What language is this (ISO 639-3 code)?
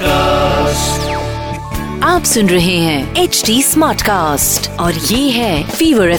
hin